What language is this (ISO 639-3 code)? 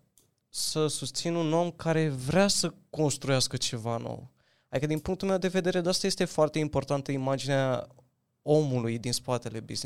ron